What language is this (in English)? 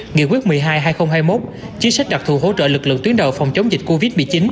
Vietnamese